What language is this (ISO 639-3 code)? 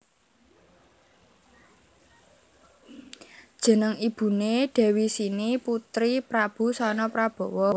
jav